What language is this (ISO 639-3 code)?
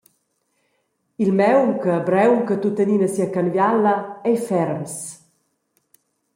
roh